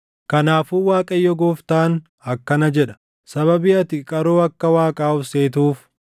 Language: Oromo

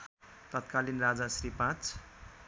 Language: Nepali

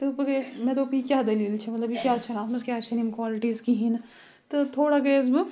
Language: Kashmiri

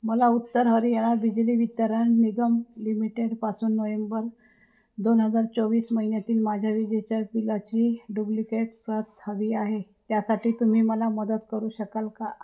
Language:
Marathi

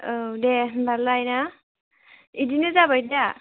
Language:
Bodo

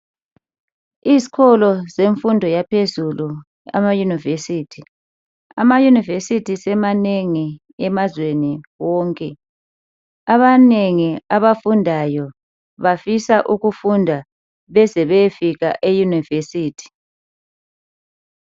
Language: North Ndebele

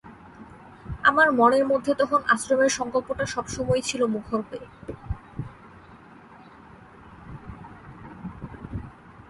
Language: Bangla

